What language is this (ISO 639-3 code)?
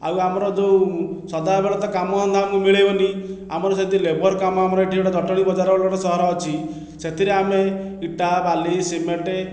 ori